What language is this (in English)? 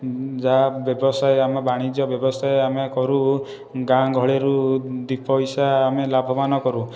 Odia